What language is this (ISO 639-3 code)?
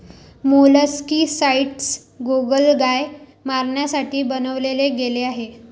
mar